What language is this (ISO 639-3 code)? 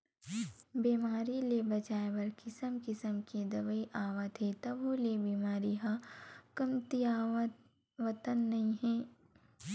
hne